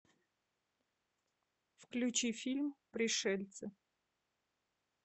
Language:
Russian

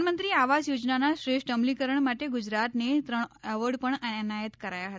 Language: Gujarati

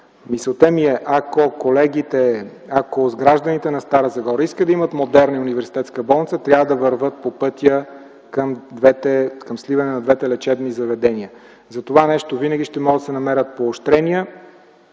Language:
Bulgarian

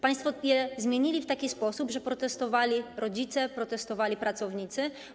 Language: Polish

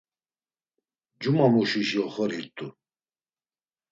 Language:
Laz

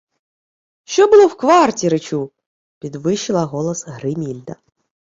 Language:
Ukrainian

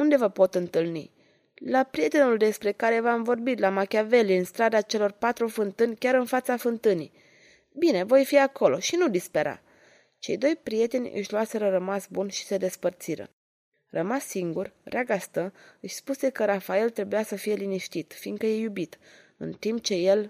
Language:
Romanian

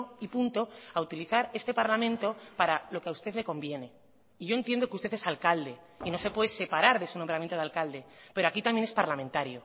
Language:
Spanish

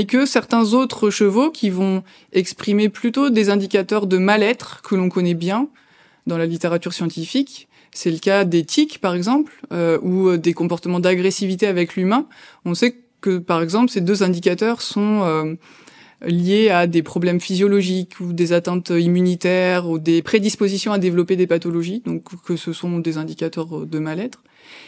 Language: French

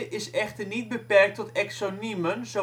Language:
Dutch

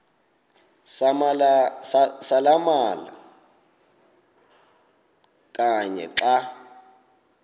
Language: Xhosa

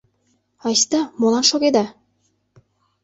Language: Mari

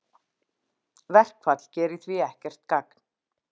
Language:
Icelandic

